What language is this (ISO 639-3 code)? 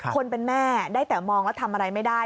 tha